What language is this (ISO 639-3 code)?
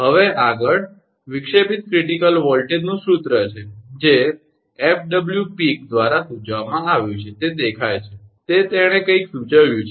guj